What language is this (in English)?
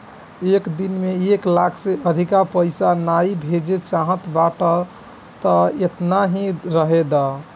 Bhojpuri